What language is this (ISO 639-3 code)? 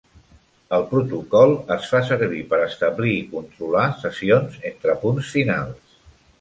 cat